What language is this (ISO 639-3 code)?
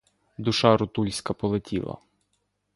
ukr